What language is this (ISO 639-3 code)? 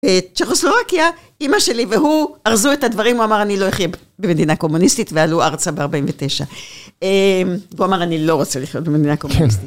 heb